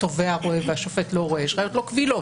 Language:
Hebrew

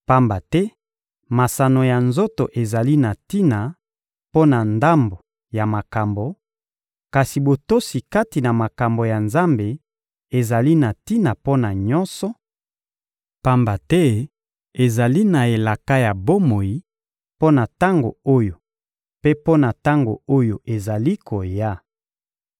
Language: Lingala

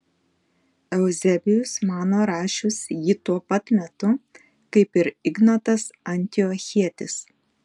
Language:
Lithuanian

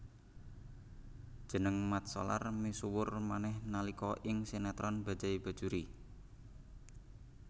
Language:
Javanese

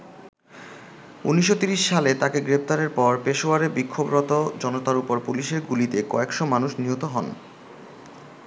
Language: Bangla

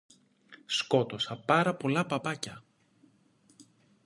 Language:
Greek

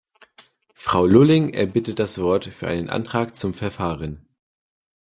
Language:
German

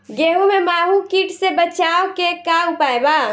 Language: Bhojpuri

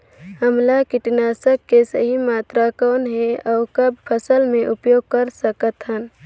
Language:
Chhattisgarhi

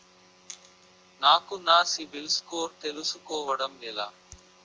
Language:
Telugu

